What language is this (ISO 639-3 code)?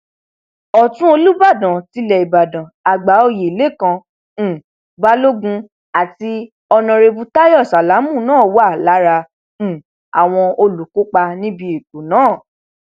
yor